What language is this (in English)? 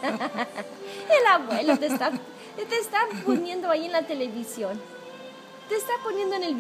Spanish